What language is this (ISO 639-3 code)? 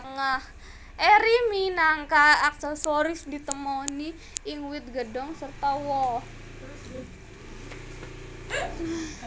jav